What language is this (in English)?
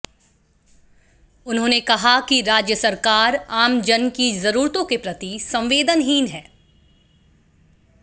Hindi